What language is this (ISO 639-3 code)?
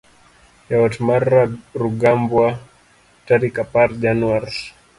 luo